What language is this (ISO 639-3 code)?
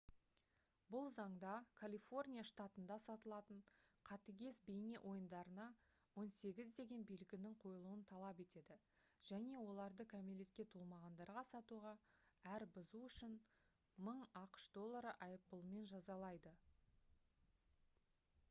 kaz